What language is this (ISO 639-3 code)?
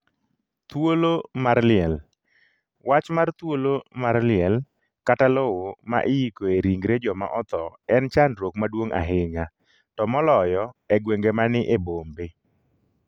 luo